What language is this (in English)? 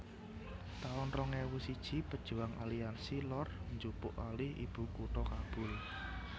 Javanese